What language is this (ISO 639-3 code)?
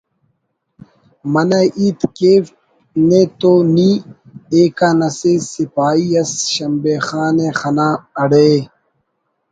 brh